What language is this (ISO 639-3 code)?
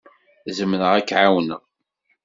kab